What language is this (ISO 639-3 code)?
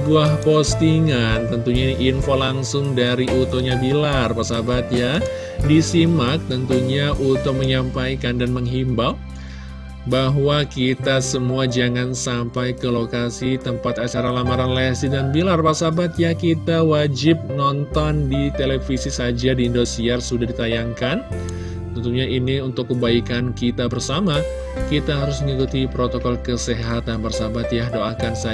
ind